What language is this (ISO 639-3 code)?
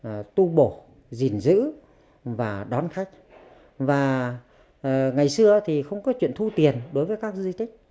vie